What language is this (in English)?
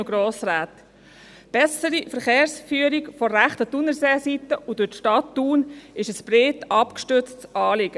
Swiss German